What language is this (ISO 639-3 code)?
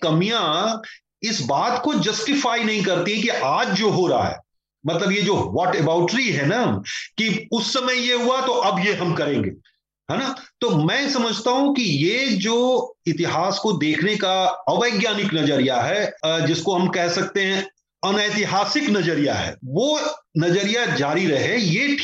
hin